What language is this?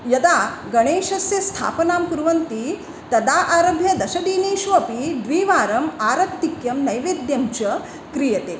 Sanskrit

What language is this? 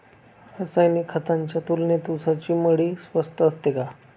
Marathi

